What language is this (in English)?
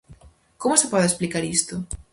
Galician